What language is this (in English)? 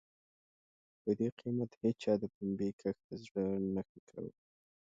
Pashto